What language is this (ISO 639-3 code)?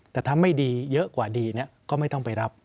tha